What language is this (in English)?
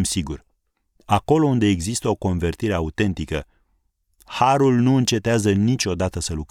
Romanian